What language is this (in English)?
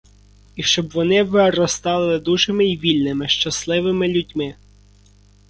Ukrainian